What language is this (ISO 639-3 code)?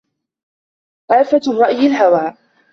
ara